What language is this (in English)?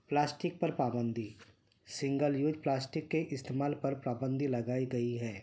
Urdu